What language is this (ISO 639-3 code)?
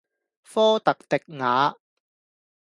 yue